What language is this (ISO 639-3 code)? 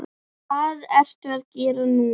isl